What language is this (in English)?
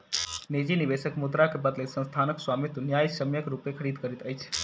Maithili